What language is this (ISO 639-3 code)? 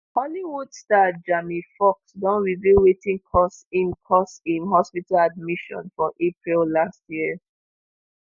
pcm